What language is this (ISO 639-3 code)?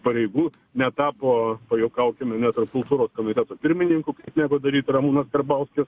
lit